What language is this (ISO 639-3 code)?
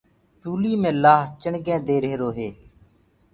ggg